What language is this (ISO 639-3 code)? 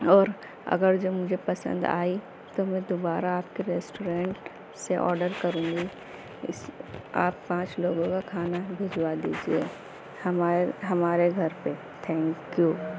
urd